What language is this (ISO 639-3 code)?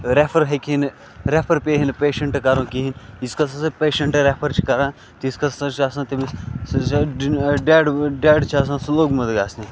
kas